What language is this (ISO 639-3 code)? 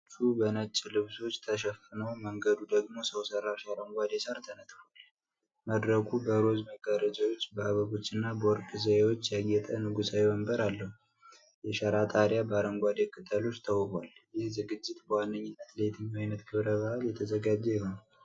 amh